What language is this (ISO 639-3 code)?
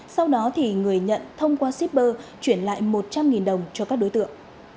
vie